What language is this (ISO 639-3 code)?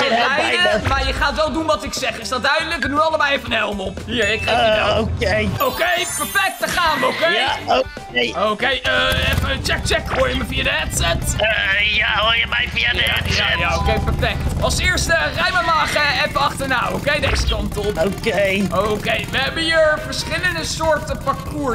nld